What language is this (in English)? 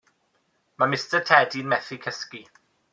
Welsh